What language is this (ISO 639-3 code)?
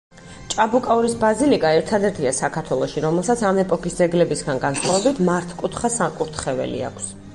kat